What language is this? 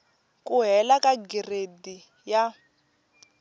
Tsonga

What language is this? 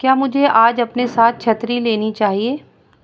Urdu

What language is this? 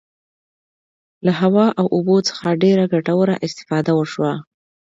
Pashto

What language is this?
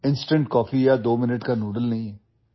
Assamese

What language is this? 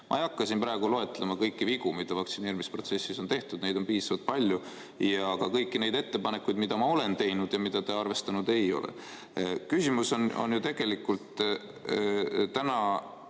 Estonian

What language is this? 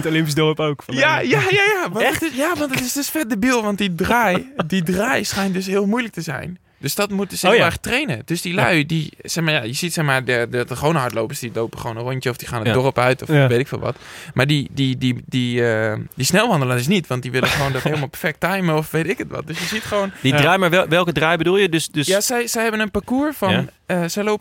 Dutch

